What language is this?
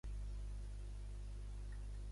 Catalan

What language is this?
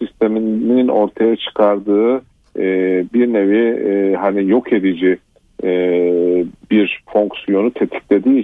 Turkish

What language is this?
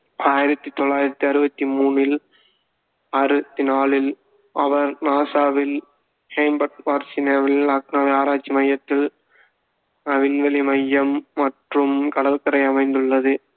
Tamil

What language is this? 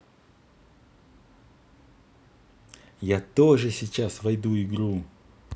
Russian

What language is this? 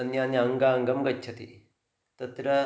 Sanskrit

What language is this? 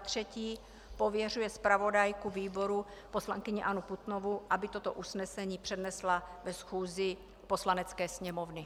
Czech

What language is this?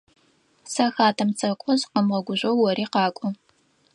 Adyghe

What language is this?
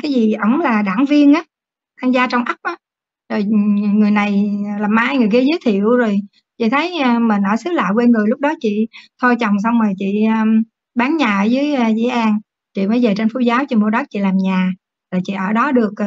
Vietnamese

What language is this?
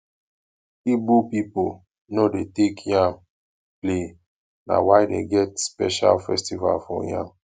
Nigerian Pidgin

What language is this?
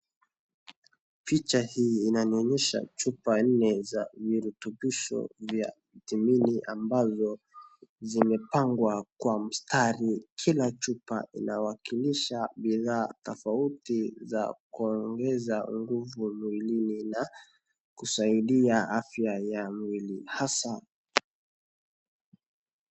Swahili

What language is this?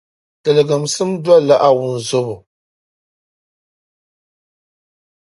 Dagbani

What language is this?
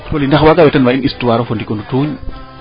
Serer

